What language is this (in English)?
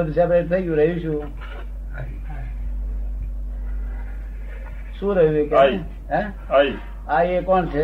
Gujarati